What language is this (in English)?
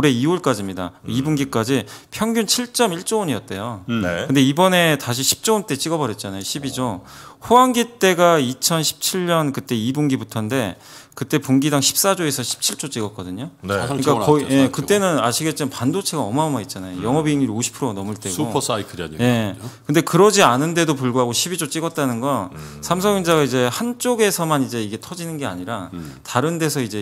Korean